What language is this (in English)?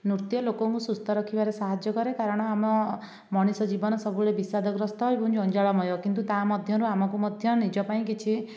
Odia